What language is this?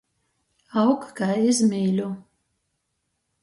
Latgalian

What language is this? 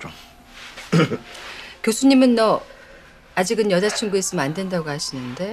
Korean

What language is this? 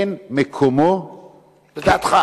Hebrew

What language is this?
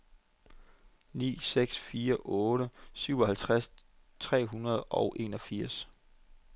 Danish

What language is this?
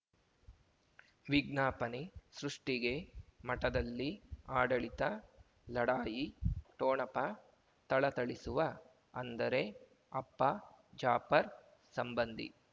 Kannada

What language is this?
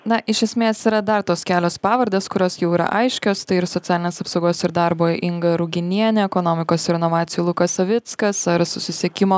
Lithuanian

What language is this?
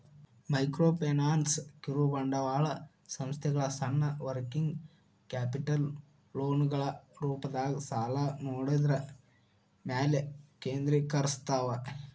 Kannada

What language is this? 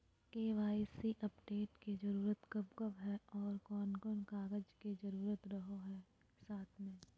Magahi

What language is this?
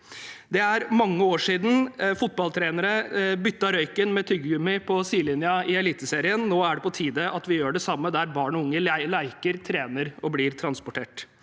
Norwegian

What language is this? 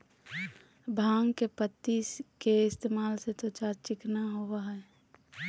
Magahi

